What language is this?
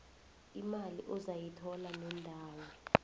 South Ndebele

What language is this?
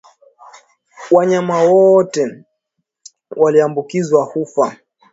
Swahili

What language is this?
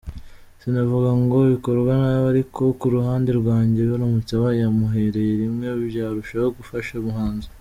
Kinyarwanda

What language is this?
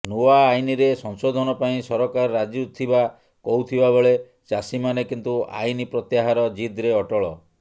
Odia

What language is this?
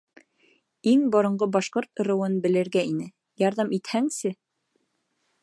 Bashkir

